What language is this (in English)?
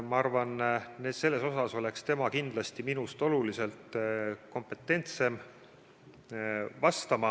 Estonian